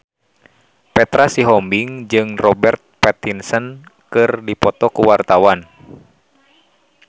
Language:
Sundanese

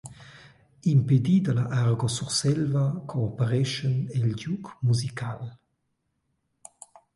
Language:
Romansh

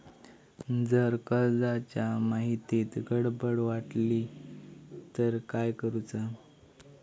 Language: Marathi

